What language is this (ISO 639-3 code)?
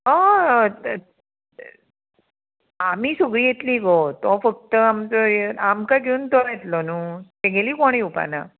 kok